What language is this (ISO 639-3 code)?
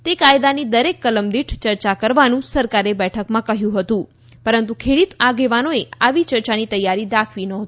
guj